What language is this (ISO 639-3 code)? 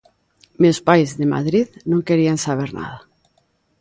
glg